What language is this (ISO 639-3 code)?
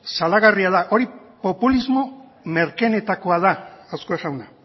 eus